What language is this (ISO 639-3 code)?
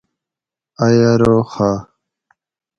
gwc